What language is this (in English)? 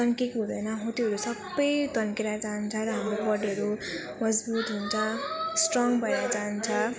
Nepali